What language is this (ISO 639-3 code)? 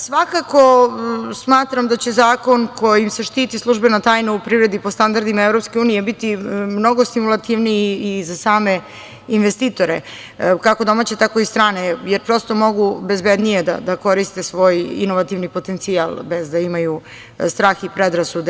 srp